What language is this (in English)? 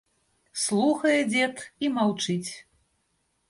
Belarusian